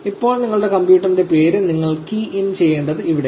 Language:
Malayalam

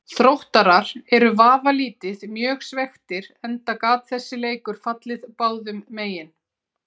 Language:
Icelandic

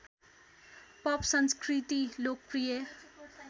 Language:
Nepali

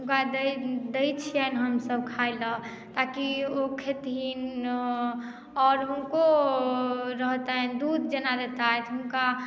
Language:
Maithili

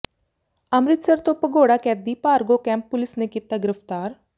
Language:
Punjabi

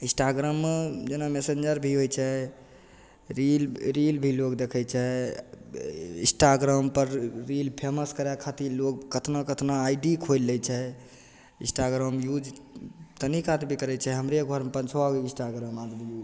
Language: Maithili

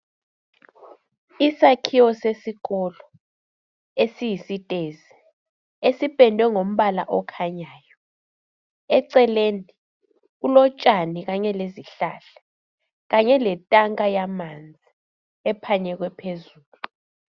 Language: North Ndebele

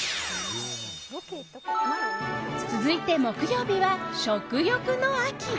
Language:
Japanese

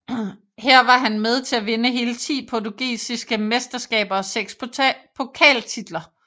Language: Danish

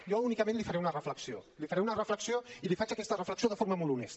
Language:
Catalan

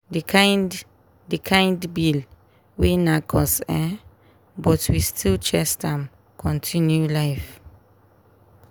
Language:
Nigerian Pidgin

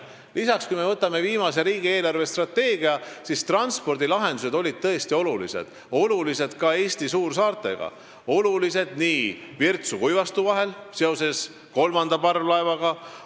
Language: Estonian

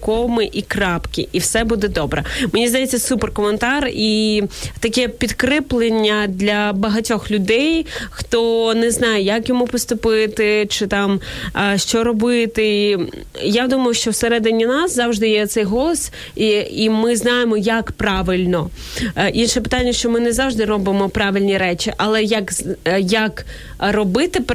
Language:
Ukrainian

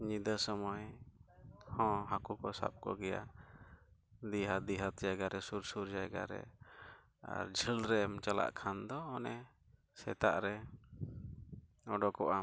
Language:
Santali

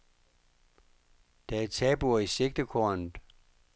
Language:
Danish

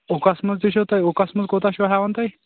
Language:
Kashmiri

